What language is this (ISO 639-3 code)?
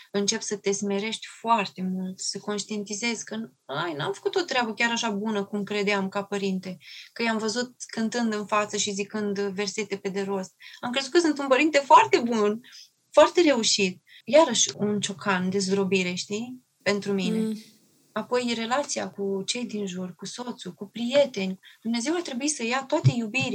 ron